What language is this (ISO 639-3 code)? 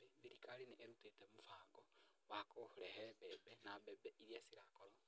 kik